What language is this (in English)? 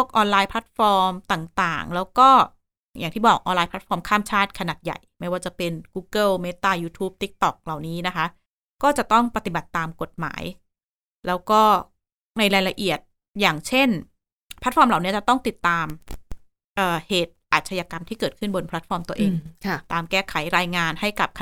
Thai